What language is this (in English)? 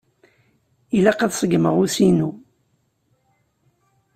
Kabyle